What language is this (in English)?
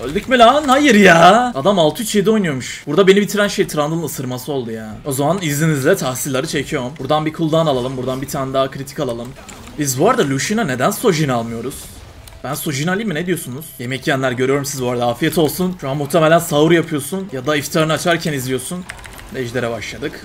Turkish